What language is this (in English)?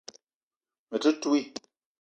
Eton (Cameroon)